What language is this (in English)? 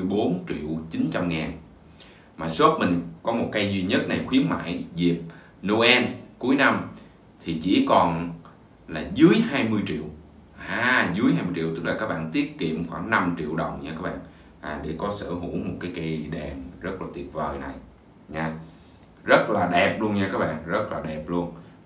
Vietnamese